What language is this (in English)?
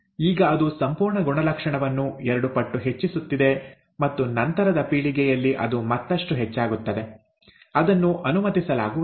Kannada